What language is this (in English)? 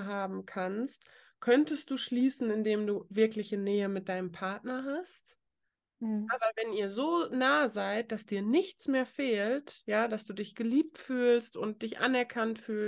German